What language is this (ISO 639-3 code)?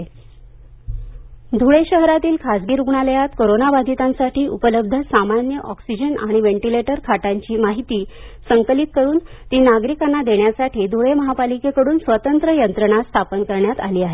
mar